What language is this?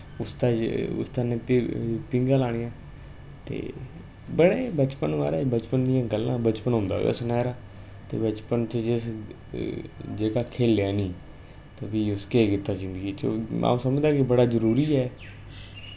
Dogri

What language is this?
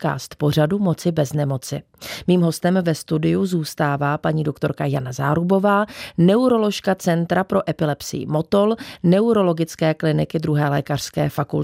Czech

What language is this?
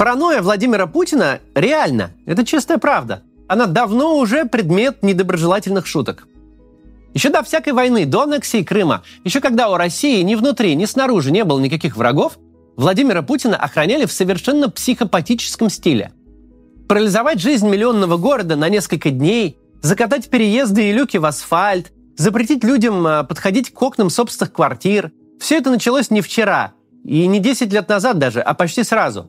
Russian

